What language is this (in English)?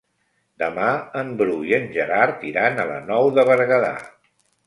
Catalan